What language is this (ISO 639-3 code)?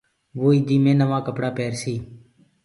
ggg